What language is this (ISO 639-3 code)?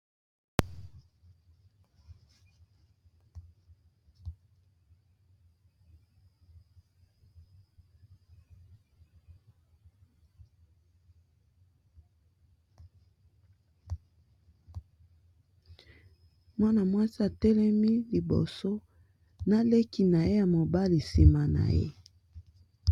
lin